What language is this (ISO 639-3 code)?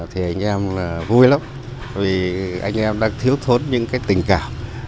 vie